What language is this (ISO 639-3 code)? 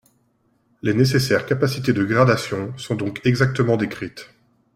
fra